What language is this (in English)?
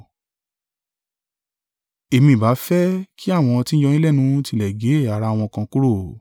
Yoruba